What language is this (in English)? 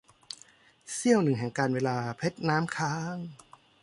Thai